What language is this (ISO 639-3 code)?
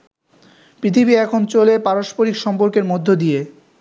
ben